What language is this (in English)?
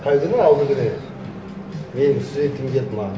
Kazakh